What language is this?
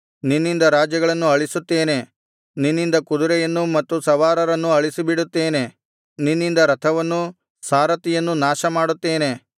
Kannada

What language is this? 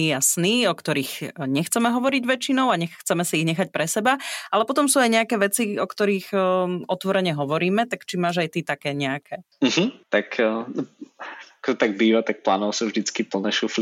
Slovak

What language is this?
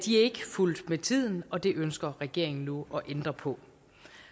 Danish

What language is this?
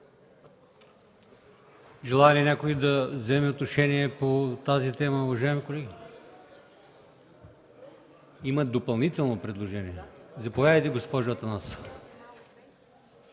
Bulgarian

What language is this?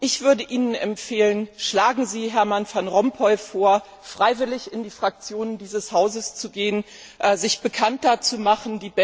German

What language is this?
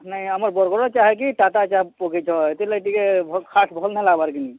Odia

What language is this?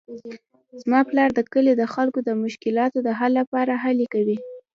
Pashto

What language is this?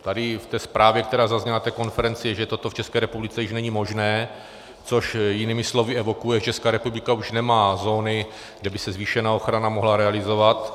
Czech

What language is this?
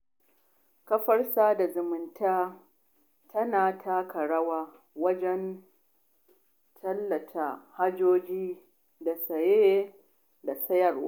Hausa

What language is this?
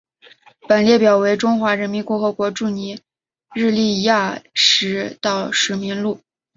Chinese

